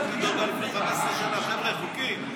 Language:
Hebrew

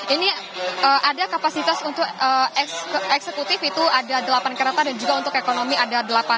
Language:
Indonesian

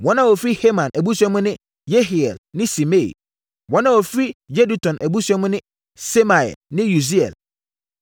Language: Akan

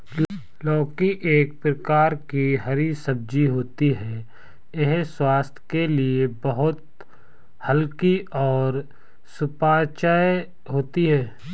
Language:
Hindi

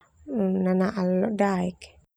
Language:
Termanu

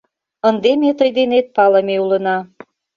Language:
Mari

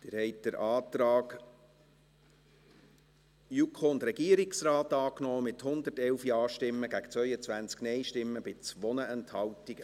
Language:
Swiss German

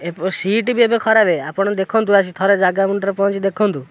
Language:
Odia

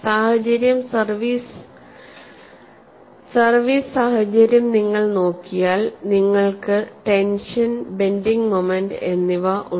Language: Malayalam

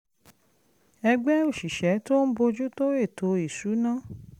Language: Yoruba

